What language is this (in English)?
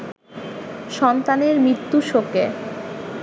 Bangla